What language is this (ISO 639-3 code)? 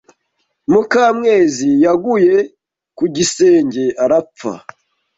kin